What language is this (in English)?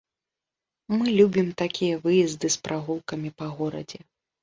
Belarusian